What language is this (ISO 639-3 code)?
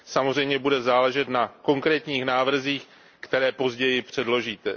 ces